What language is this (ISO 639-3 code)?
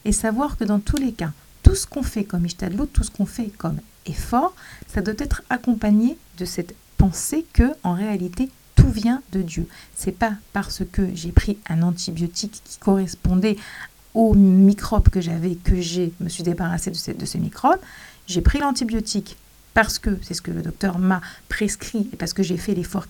fra